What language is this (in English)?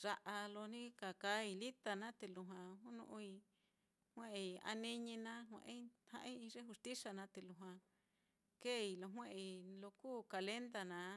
Mitlatongo Mixtec